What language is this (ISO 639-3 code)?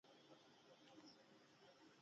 pus